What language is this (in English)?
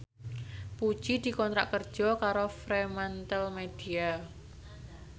Javanese